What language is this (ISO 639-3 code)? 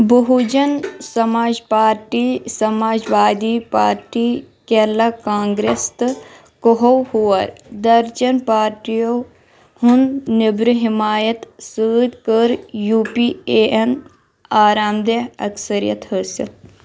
kas